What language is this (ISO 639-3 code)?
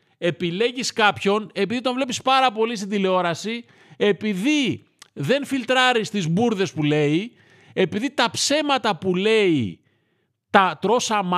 ell